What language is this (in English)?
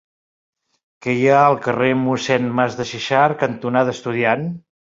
Catalan